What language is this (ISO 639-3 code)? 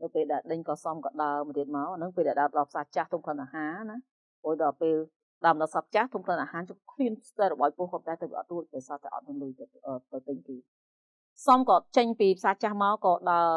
vie